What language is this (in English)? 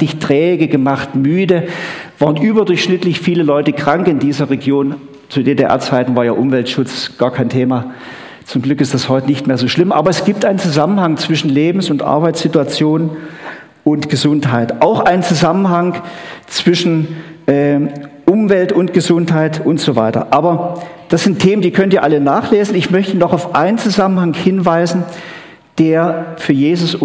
German